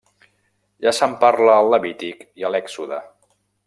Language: Catalan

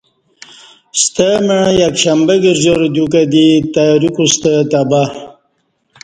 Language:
Kati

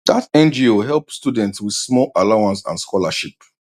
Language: Nigerian Pidgin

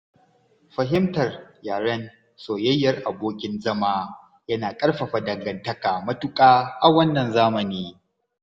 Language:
Hausa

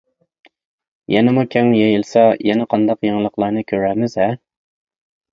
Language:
Uyghur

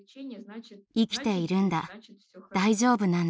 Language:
Japanese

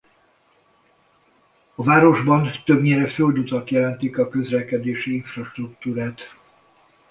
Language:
Hungarian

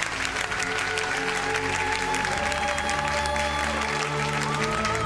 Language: Japanese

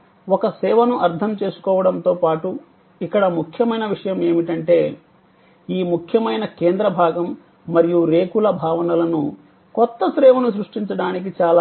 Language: Telugu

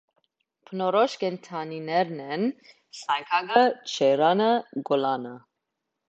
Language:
Armenian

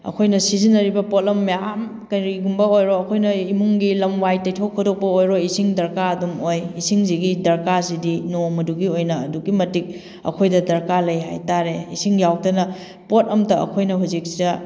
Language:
Manipuri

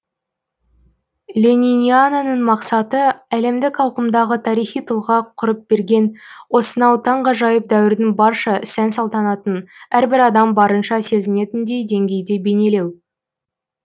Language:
Kazakh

